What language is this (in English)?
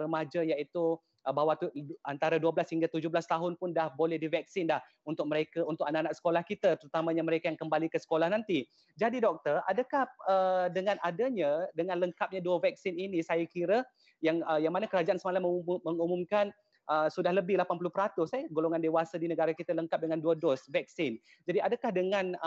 Malay